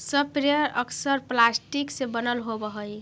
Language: Magahi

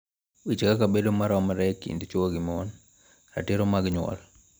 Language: Luo (Kenya and Tanzania)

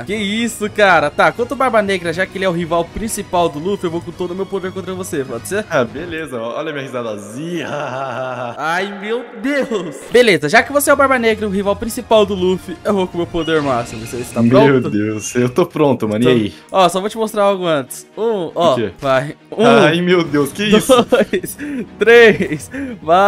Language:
Portuguese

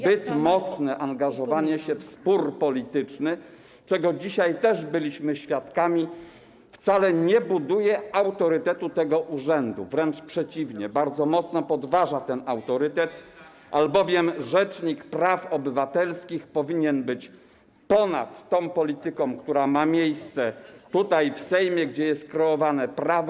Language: Polish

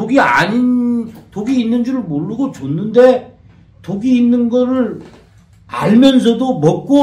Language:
Korean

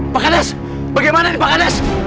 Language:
Indonesian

